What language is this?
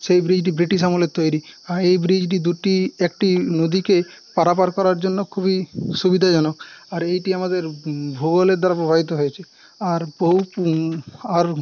Bangla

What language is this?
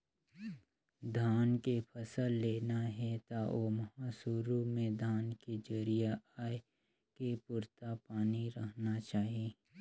Chhattisgarhi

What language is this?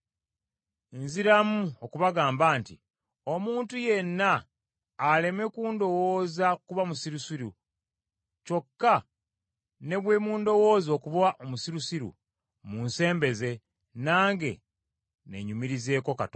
Ganda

